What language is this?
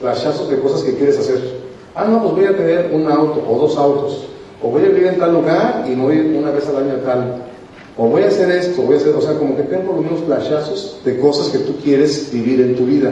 Spanish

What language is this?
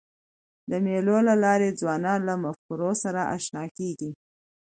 Pashto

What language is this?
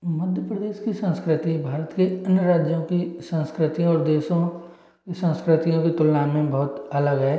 Hindi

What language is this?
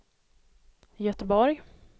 Swedish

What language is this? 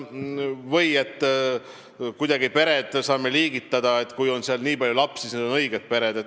Estonian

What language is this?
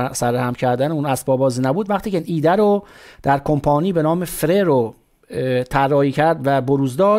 Persian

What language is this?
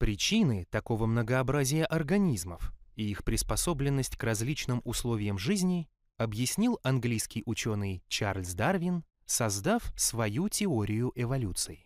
Russian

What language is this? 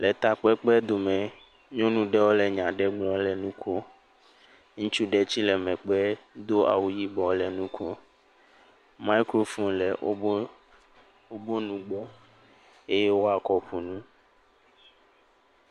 Ewe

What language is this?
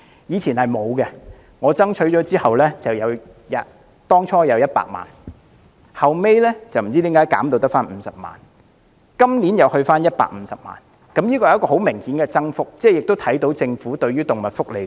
Cantonese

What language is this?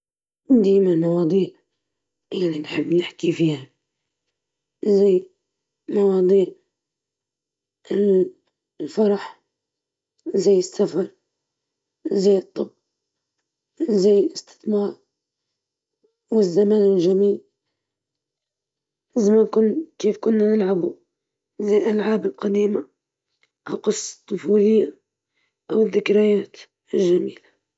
Libyan Arabic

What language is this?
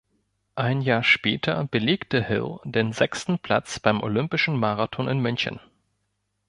German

